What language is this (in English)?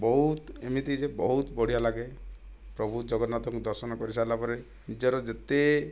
Odia